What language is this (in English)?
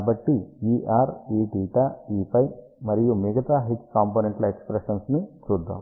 Telugu